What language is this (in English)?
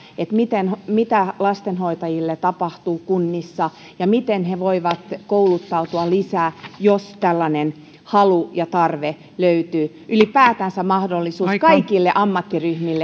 Finnish